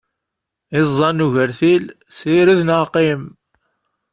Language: Kabyle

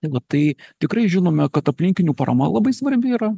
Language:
Lithuanian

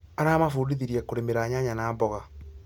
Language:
Kikuyu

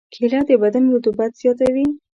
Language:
Pashto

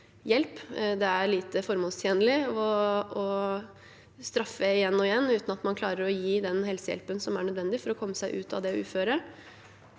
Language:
Norwegian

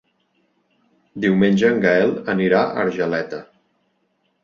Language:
Catalan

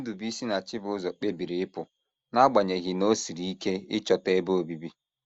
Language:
Igbo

